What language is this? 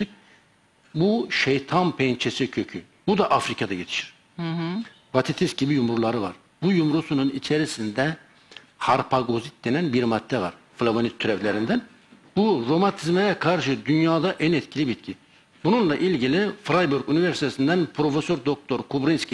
Turkish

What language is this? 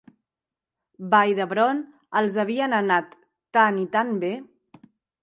Catalan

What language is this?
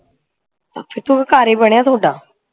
Punjabi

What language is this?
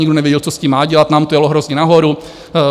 Czech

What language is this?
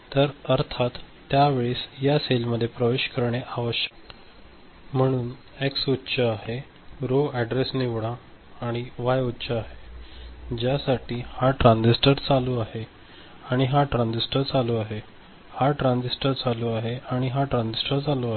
Marathi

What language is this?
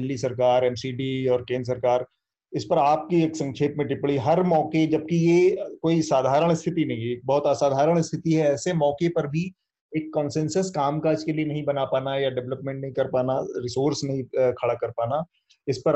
Hindi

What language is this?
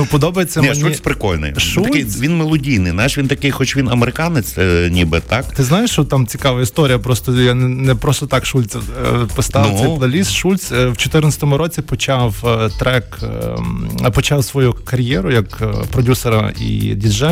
Ukrainian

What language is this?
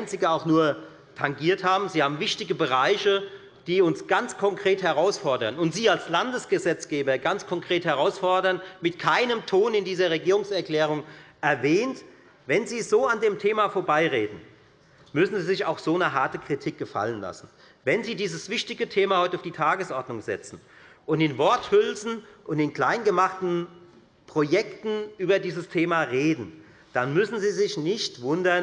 German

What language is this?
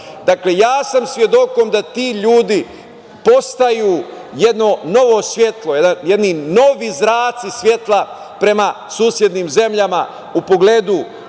Serbian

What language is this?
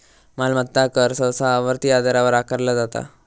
Marathi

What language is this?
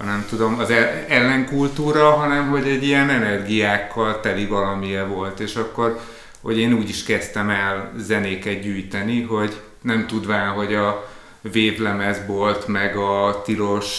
Hungarian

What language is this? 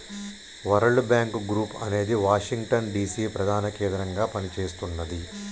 Telugu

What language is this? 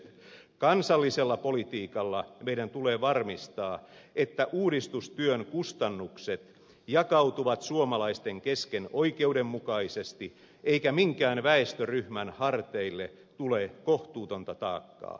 Finnish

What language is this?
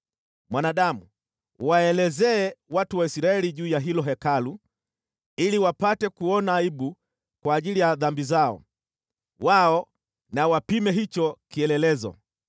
Swahili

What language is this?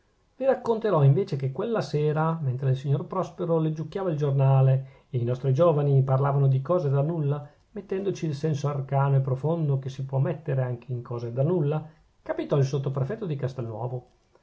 Italian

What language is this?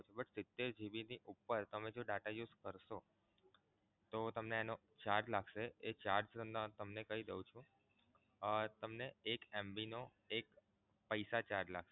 Gujarati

